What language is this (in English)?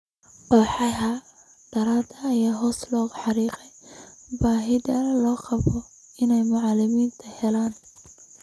Somali